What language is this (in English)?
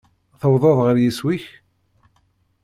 Kabyle